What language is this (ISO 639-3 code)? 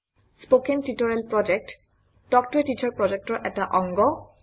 asm